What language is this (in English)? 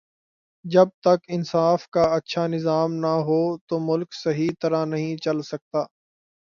Urdu